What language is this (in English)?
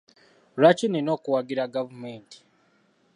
Ganda